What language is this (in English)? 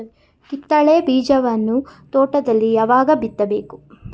Kannada